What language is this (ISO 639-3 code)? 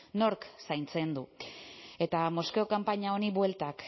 eus